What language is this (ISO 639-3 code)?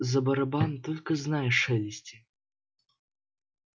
rus